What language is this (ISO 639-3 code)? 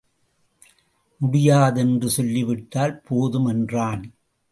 tam